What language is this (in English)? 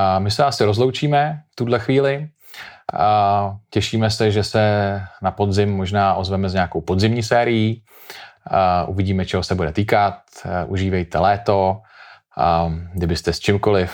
Czech